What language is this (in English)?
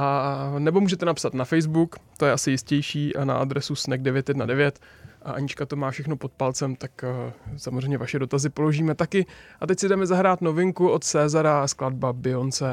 Czech